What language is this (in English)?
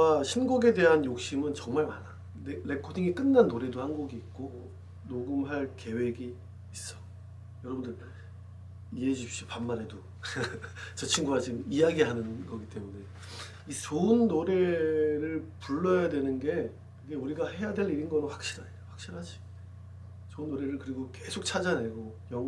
Korean